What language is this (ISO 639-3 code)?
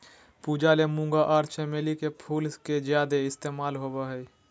mag